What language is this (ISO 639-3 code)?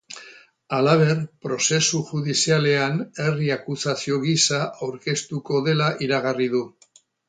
eus